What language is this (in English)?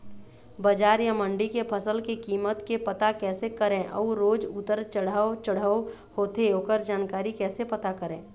Chhattisgarhi